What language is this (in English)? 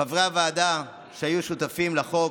Hebrew